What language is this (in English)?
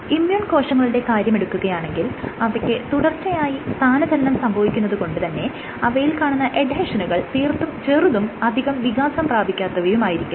Malayalam